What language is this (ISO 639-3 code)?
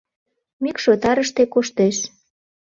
chm